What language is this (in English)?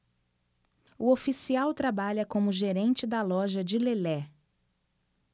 Portuguese